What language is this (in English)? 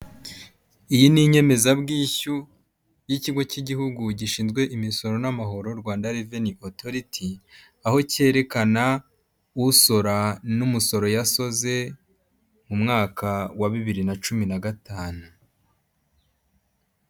Kinyarwanda